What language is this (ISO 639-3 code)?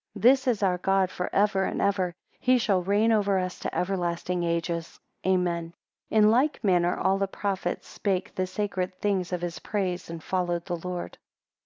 eng